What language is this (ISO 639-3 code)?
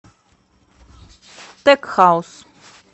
rus